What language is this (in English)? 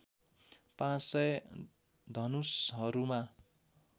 Nepali